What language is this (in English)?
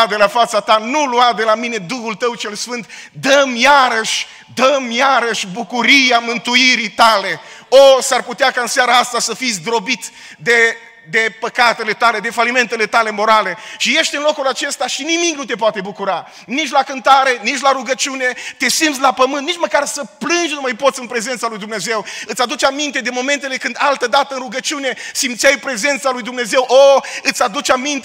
Romanian